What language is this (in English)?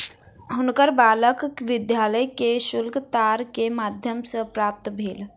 Maithili